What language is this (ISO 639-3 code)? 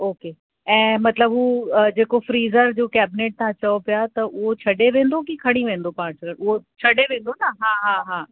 snd